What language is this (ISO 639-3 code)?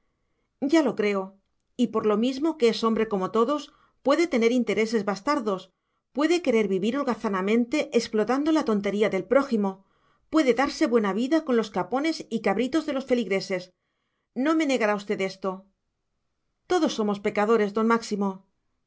spa